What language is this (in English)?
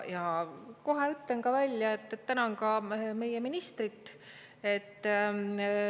Estonian